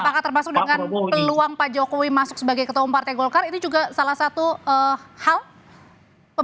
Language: Indonesian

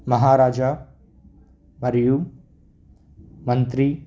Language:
Telugu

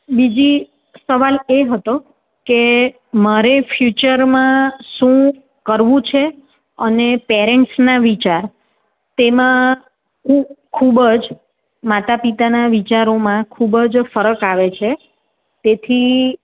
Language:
Gujarati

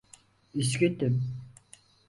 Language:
Turkish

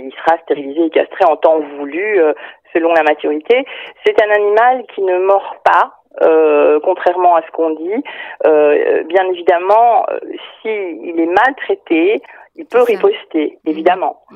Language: French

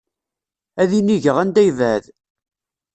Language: Kabyle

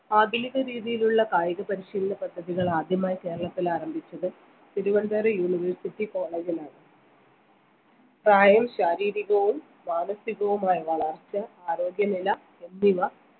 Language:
Malayalam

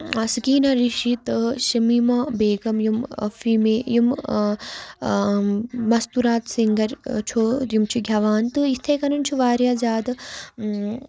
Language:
Kashmiri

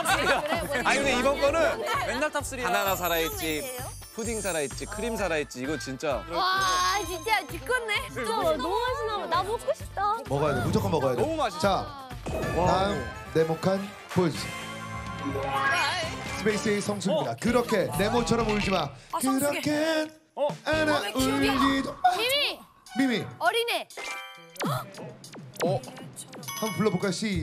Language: Korean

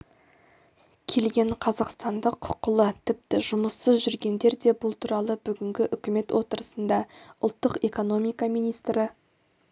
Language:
Kazakh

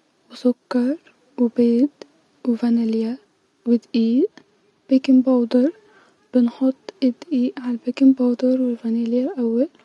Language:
Egyptian Arabic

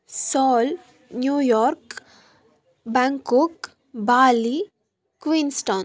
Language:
Kannada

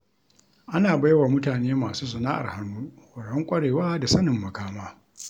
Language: Hausa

